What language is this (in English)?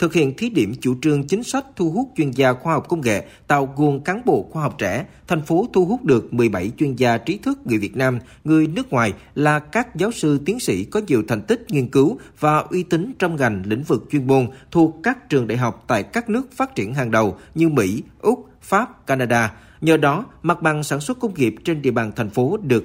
Vietnamese